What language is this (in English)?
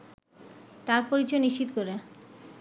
Bangla